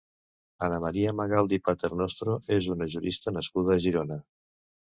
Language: Catalan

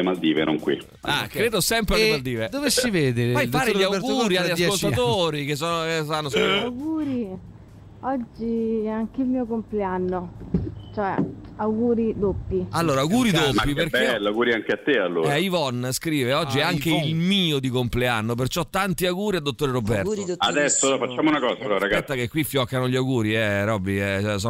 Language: Italian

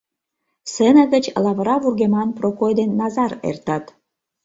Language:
Mari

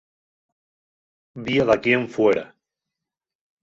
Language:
Asturian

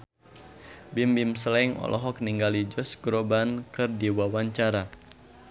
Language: Sundanese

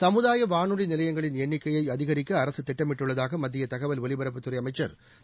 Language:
Tamil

